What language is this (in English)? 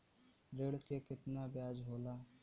Bhojpuri